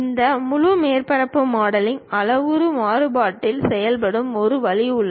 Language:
Tamil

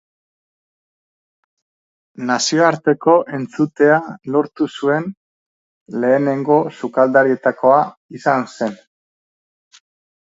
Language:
Basque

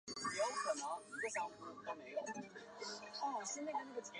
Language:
Chinese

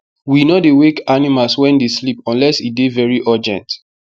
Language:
Nigerian Pidgin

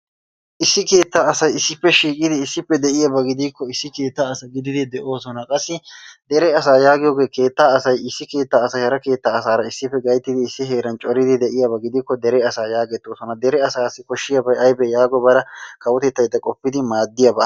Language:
Wolaytta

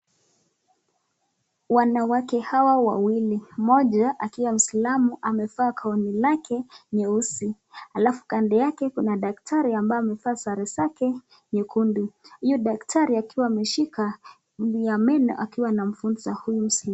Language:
Swahili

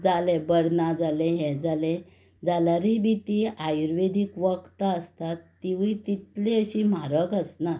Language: Konkani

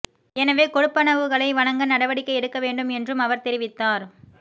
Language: Tamil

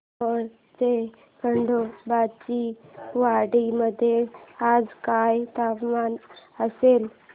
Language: Marathi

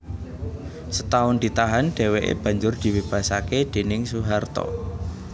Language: Javanese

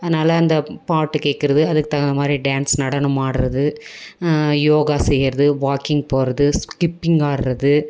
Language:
Tamil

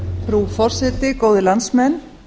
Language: Icelandic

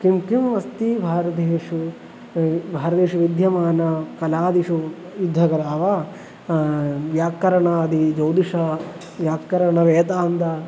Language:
Sanskrit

